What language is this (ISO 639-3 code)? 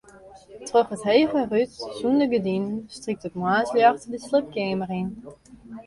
fry